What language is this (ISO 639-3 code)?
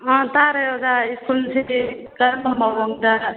mni